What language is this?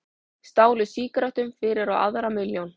Icelandic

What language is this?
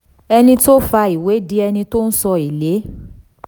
Yoruba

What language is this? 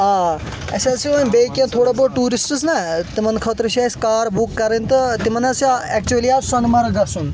Kashmiri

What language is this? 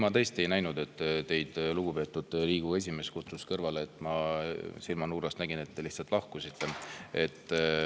Estonian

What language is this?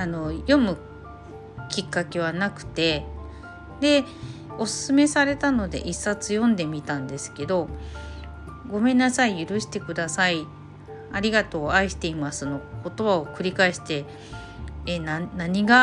Japanese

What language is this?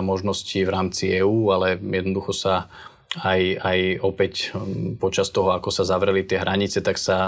Slovak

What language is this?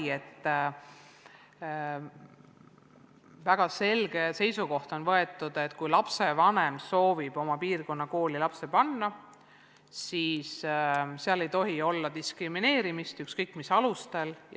Estonian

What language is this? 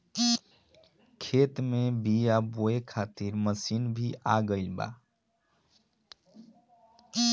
Bhojpuri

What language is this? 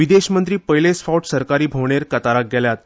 Konkani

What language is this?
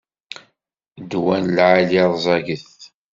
Kabyle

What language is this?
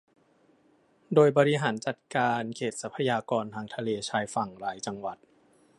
Thai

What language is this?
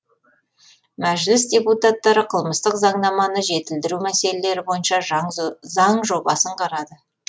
Kazakh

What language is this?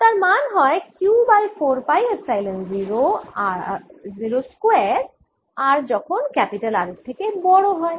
Bangla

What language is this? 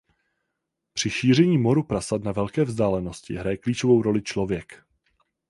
Czech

